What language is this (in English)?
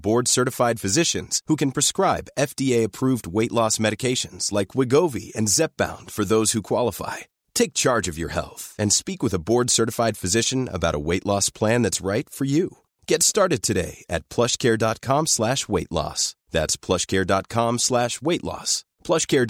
Filipino